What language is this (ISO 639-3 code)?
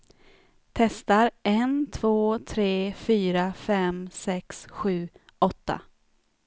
swe